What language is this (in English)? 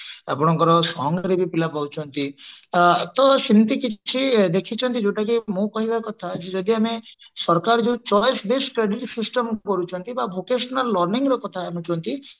Odia